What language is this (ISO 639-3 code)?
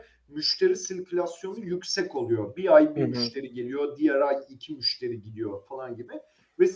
tur